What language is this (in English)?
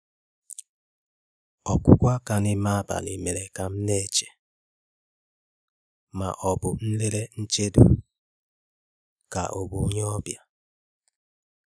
Igbo